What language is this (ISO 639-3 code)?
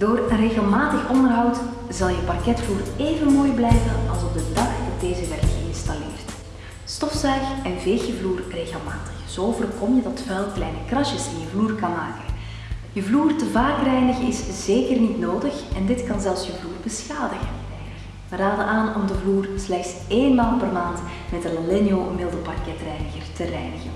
nld